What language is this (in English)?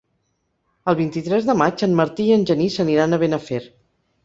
Catalan